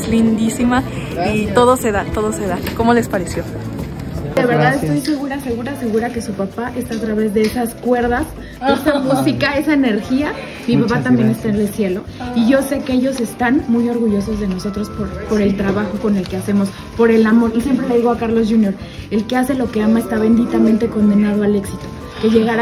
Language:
Spanish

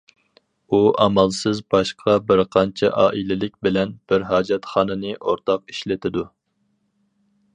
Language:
Uyghur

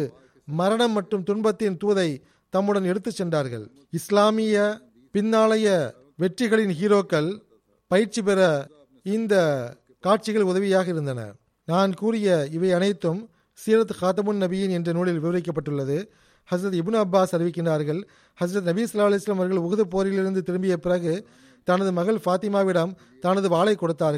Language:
Tamil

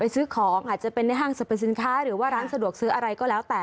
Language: Thai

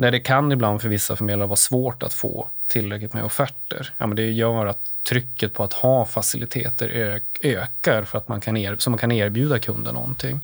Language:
Swedish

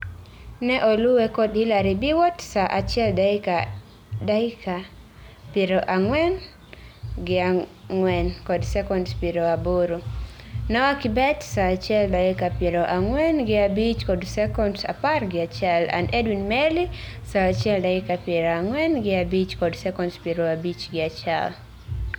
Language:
Luo (Kenya and Tanzania)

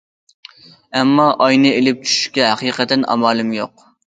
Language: Uyghur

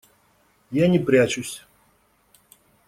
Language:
Russian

